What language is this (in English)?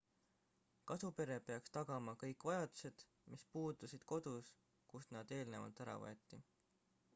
Estonian